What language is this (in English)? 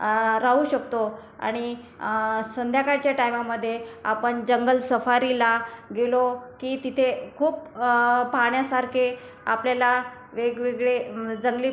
Marathi